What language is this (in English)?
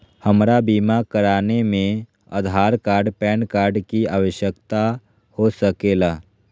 Magahi